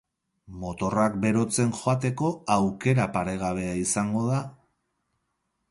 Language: Basque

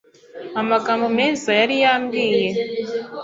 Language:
Kinyarwanda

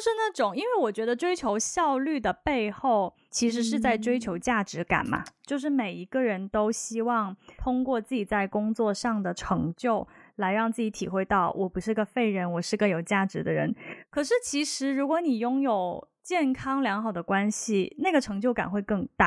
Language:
Chinese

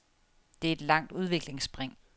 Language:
Danish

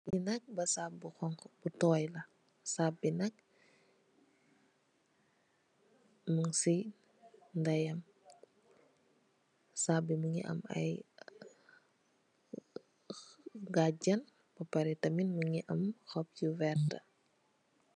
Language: Wolof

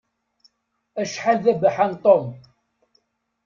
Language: Kabyle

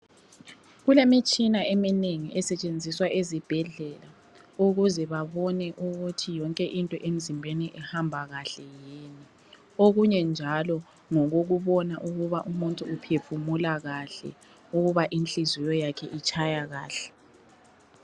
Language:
North Ndebele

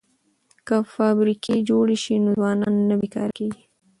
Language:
Pashto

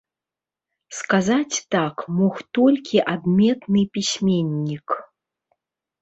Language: Belarusian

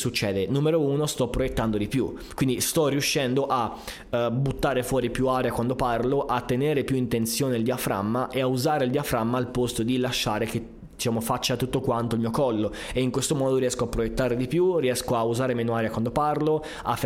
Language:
Italian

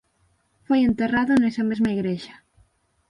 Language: Galician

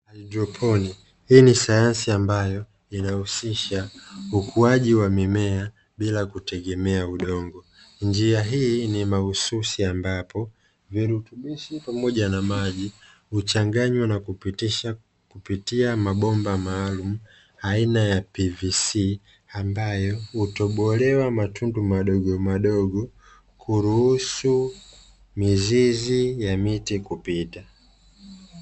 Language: Swahili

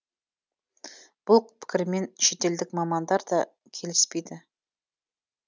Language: Kazakh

